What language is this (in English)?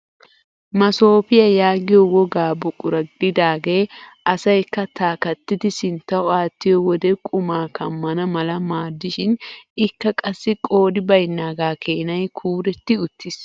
Wolaytta